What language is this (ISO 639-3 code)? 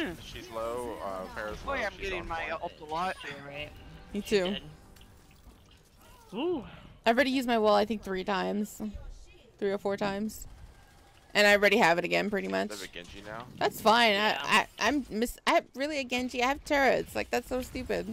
eng